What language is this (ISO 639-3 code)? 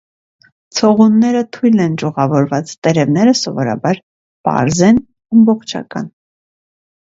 hye